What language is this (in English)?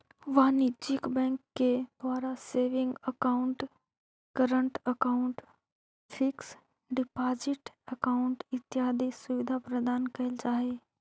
Magahi